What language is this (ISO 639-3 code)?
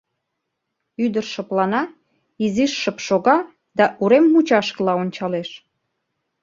chm